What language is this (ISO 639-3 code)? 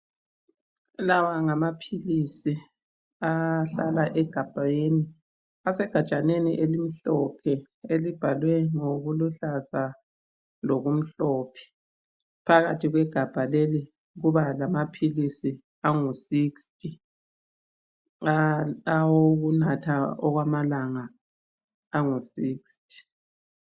nde